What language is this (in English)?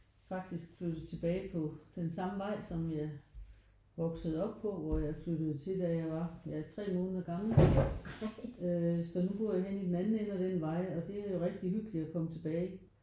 Danish